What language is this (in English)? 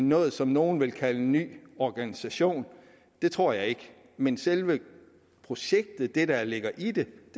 Danish